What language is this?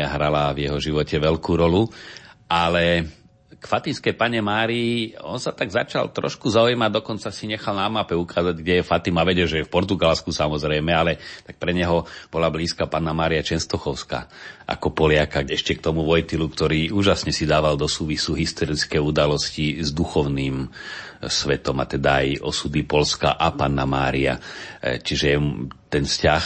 Slovak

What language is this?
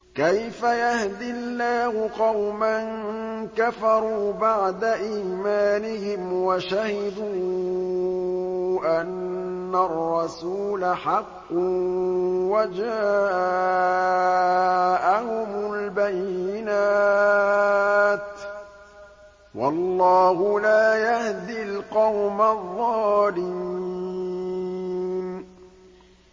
Arabic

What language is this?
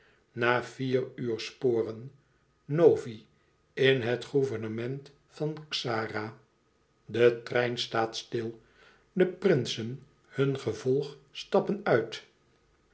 Dutch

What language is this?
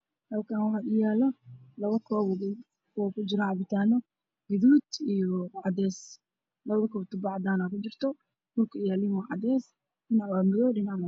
Somali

